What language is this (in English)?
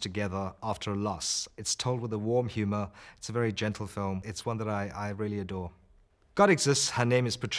English